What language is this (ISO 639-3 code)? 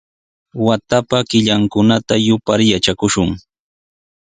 qws